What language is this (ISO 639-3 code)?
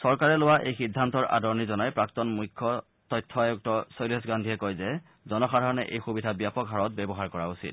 asm